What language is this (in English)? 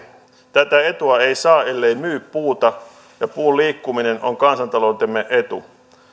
Finnish